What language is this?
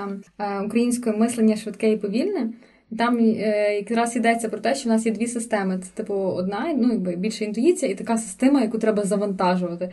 Ukrainian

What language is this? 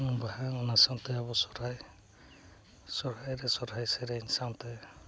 Santali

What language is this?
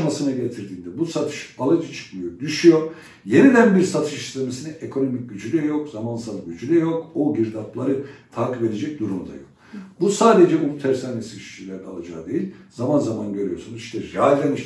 Turkish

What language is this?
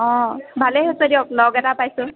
Assamese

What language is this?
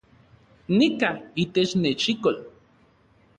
Central Puebla Nahuatl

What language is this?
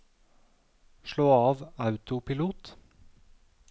Norwegian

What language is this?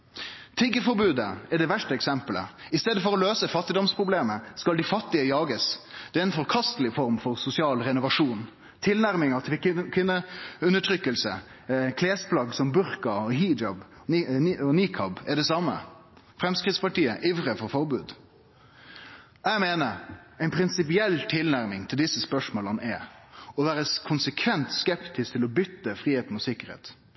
Norwegian Nynorsk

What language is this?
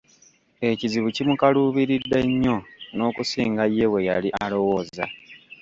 Ganda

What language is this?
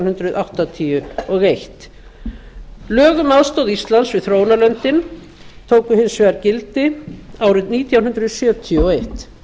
Icelandic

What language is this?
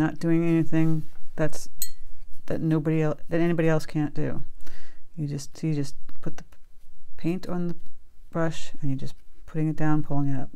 English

